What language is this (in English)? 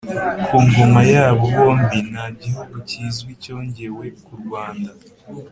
Kinyarwanda